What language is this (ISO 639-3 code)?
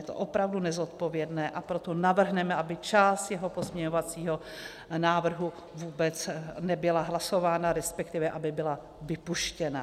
ces